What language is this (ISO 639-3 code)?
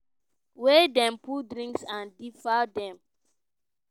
pcm